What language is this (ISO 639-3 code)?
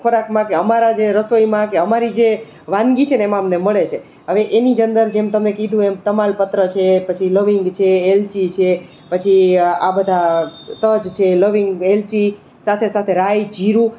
guj